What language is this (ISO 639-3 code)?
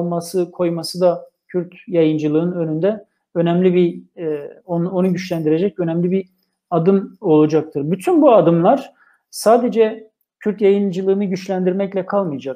tur